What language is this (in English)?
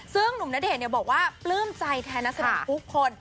Thai